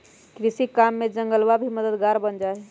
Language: Magahi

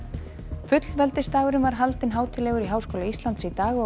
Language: Icelandic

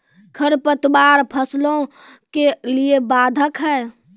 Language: Maithili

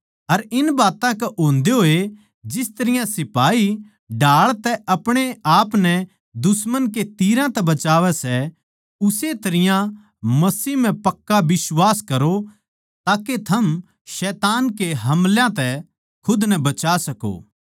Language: Haryanvi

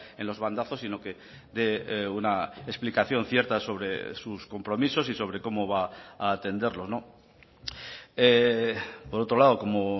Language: Spanish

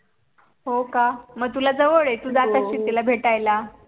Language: Marathi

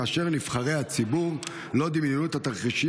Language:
Hebrew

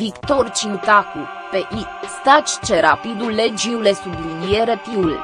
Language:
Romanian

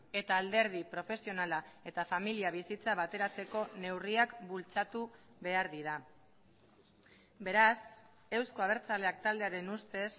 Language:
Basque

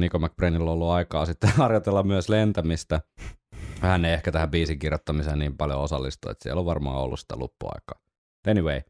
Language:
Finnish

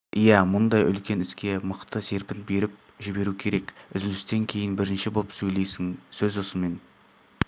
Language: Kazakh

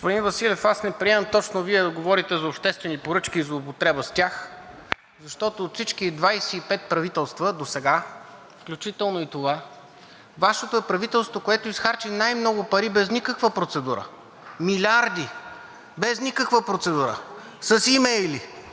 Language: Bulgarian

